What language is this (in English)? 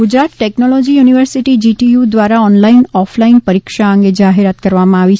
Gujarati